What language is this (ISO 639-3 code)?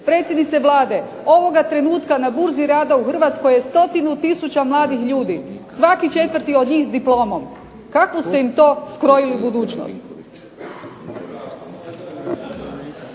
hrv